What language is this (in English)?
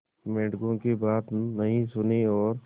Hindi